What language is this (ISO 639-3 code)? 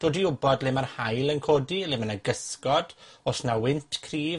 cym